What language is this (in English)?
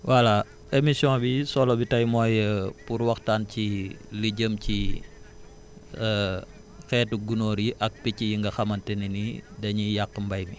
Wolof